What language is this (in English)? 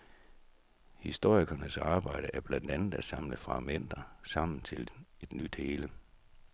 Danish